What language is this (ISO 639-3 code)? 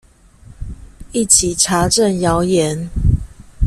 zho